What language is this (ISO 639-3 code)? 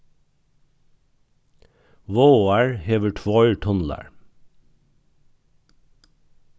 fao